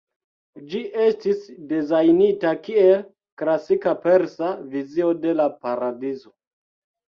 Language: Esperanto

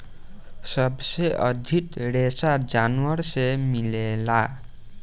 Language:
Bhojpuri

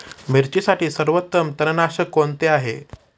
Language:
Marathi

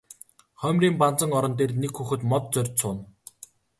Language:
Mongolian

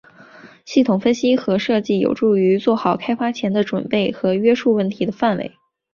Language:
Chinese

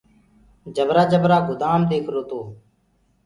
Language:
Gurgula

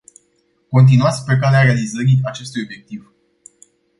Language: Romanian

